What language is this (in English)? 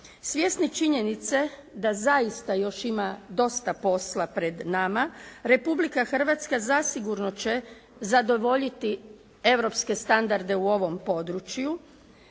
Croatian